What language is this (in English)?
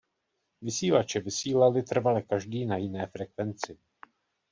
Czech